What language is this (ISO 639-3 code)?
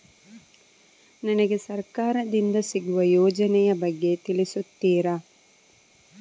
kan